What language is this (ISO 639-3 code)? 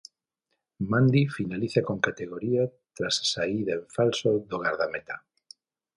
glg